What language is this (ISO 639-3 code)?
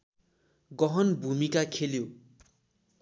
nep